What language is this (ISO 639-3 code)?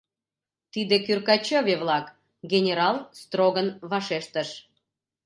chm